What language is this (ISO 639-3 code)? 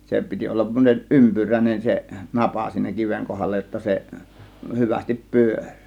fin